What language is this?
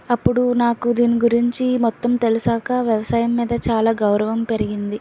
Telugu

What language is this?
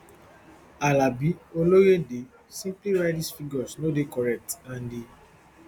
Nigerian Pidgin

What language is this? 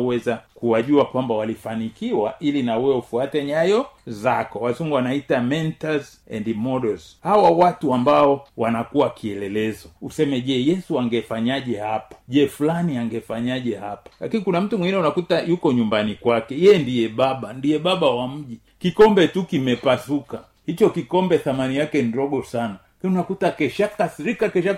Swahili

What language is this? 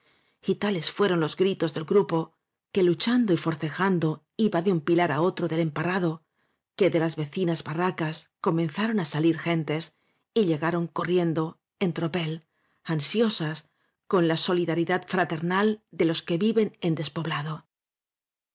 Spanish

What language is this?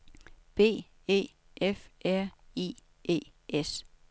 Danish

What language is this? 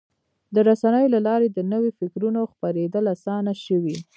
Pashto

